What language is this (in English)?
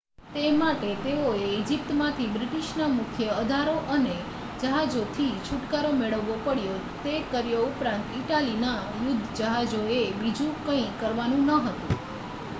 Gujarati